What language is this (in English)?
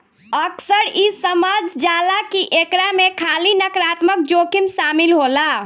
Bhojpuri